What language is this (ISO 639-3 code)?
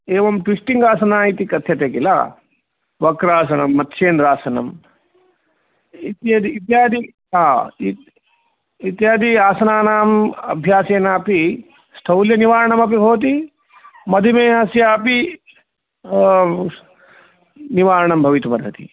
san